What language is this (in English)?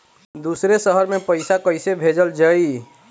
Bhojpuri